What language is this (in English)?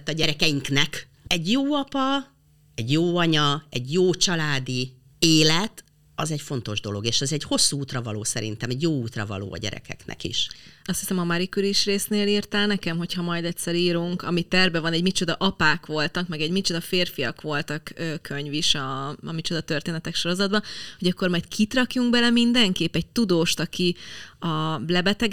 Hungarian